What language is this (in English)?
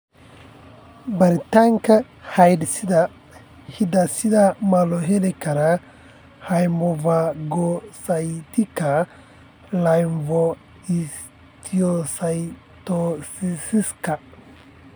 Somali